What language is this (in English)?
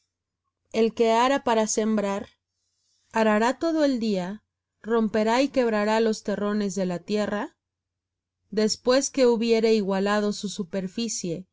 Spanish